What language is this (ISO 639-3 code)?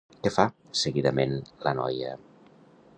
cat